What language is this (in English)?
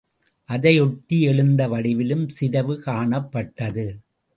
Tamil